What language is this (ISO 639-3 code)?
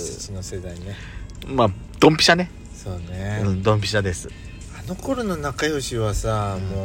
jpn